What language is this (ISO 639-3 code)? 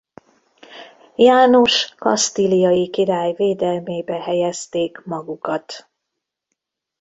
hun